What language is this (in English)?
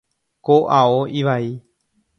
Guarani